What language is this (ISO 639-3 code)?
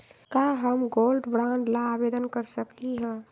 mag